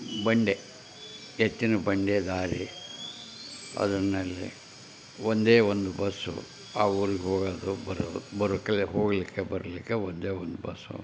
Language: Kannada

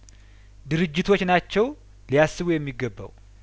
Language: Amharic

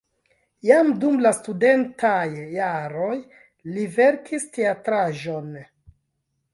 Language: Esperanto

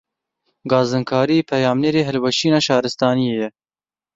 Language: Kurdish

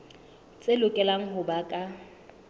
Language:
Southern Sotho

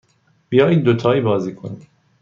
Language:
Persian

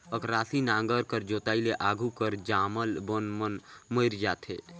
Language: Chhattisgarhi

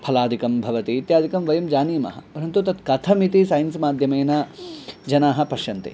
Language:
Sanskrit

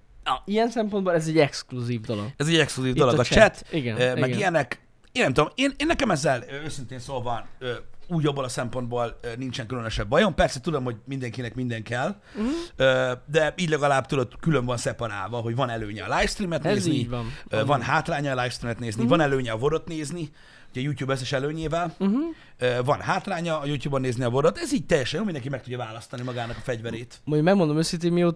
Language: Hungarian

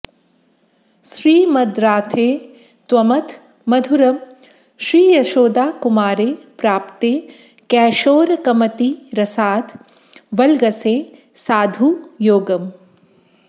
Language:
Sanskrit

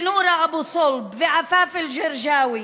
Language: Hebrew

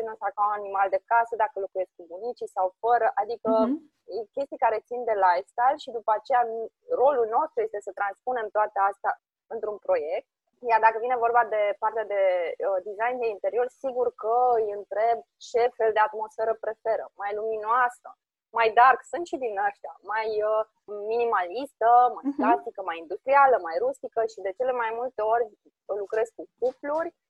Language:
Romanian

